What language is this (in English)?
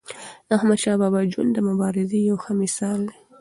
Pashto